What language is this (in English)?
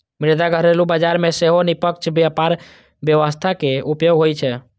Maithili